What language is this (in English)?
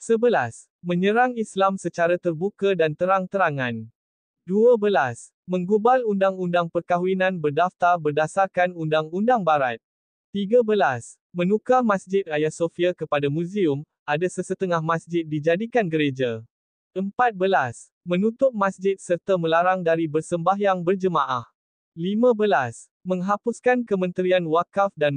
Malay